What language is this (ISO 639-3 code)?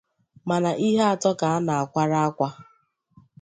ibo